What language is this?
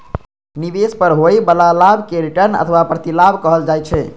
Maithili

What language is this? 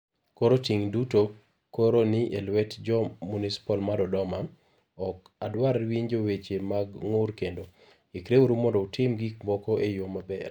Luo (Kenya and Tanzania)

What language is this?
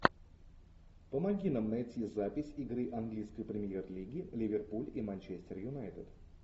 Russian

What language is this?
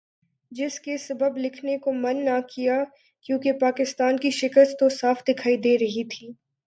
Urdu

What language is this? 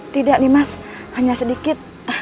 Indonesian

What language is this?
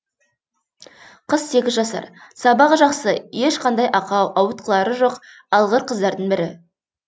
Kazakh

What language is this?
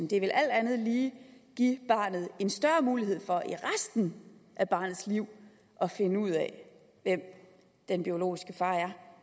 Danish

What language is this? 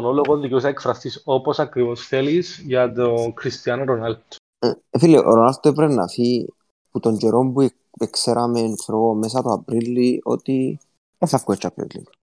Greek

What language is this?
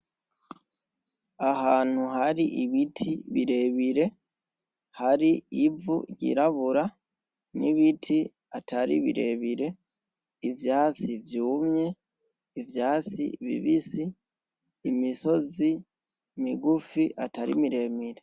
Rundi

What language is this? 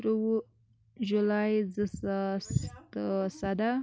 Kashmiri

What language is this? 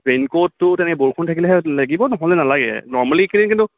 Assamese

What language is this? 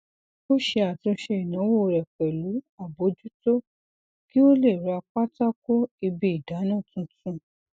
Yoruba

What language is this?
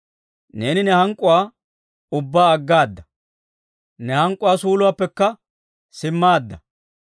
Dawro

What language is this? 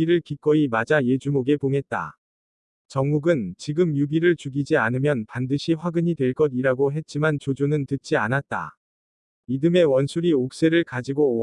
Korean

